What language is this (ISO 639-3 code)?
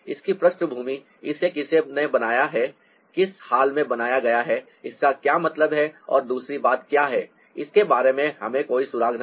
hin